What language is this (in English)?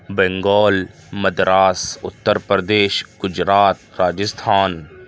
Urdu